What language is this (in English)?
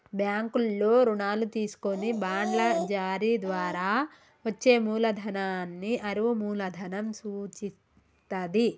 Telugu